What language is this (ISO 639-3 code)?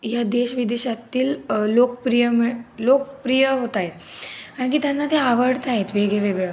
mar